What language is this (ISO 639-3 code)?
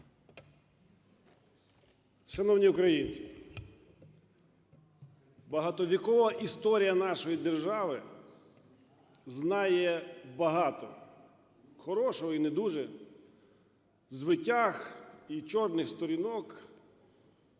ukr